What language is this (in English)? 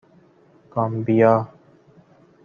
Persian